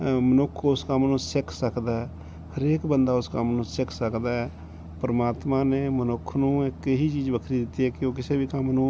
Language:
Punjabi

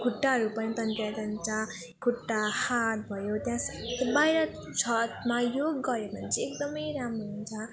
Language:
Nepali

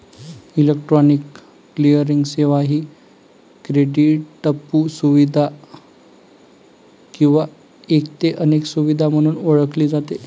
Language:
Marathi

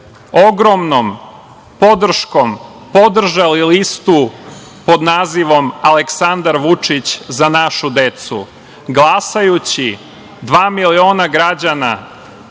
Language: Serbian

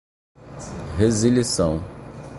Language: Portuguese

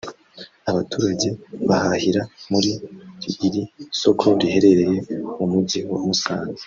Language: Kinyarwanda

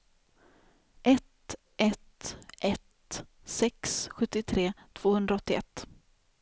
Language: Swedish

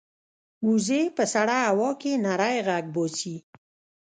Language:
Pashto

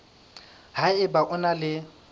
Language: Southern Sotho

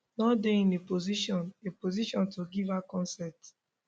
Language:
Nigerian Pidgin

